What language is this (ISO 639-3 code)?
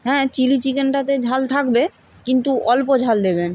ben